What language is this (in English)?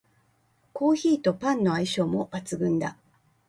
Japanese